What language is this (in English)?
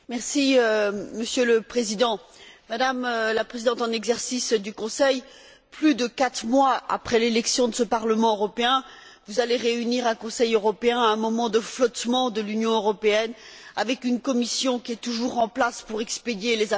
French